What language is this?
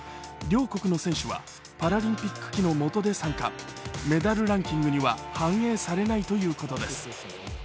Japanese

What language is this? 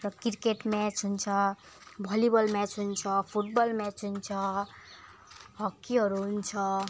Nepali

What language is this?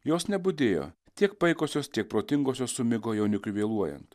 Lithuanian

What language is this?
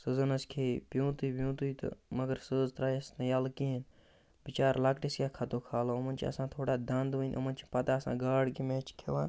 Kashmiri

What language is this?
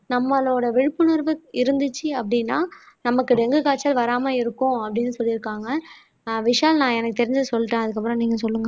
Tamil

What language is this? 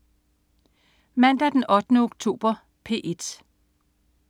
Danish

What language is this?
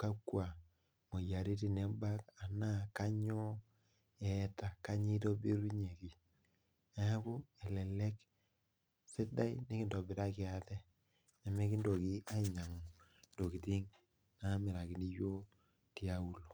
Masai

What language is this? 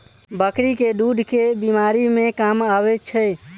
Maithili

